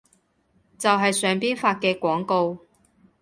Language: Cantonese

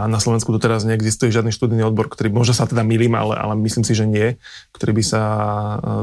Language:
Slovak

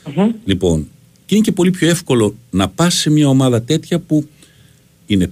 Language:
Greek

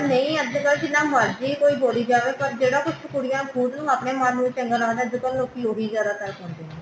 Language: Punjabi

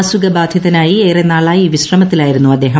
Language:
Malayalam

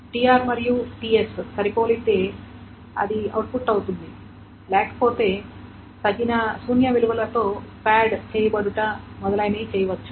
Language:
Telugu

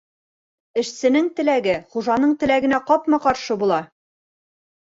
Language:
Bashkir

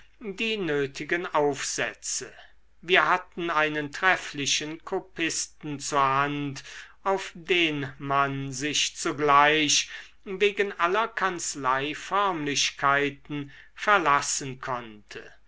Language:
German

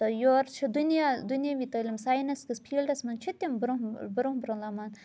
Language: Kashmiri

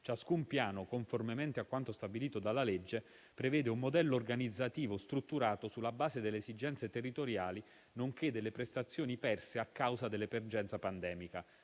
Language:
Italian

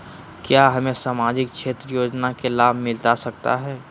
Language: Magahi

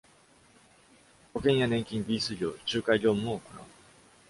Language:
Japanese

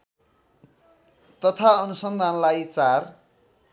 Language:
Nepali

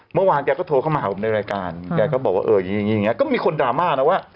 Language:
Thai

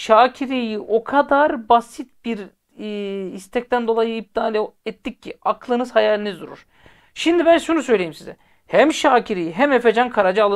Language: Turkish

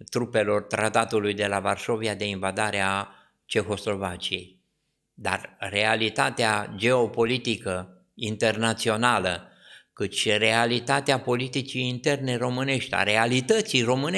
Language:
Romanian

